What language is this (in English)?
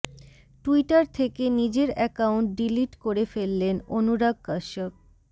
Bangla